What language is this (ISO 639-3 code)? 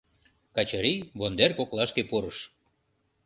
chm